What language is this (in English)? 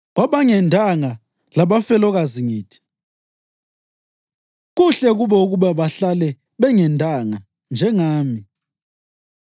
North Ndebele